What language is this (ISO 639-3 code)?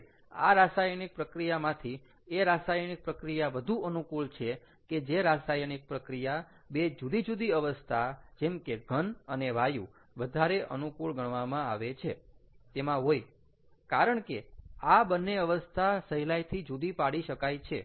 guj